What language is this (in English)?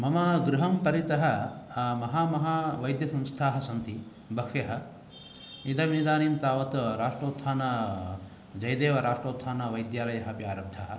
Sanskrit